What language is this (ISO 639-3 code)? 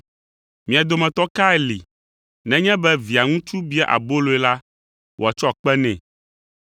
ewe